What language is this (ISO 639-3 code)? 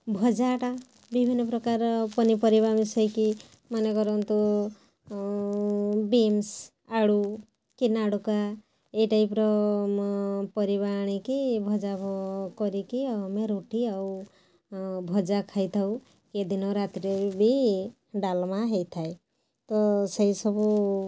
ori